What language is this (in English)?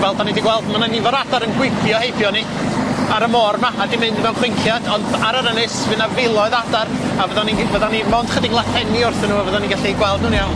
Welsh